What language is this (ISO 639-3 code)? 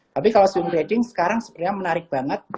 ind